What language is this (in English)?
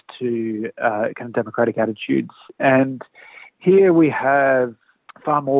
Indonesian